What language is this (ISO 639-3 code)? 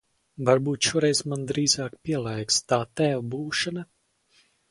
lav